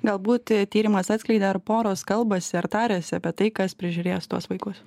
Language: Lithuanian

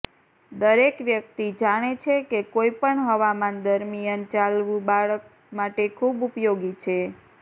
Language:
Gujarati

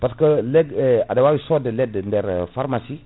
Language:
Fula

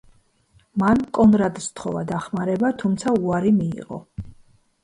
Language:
Georgian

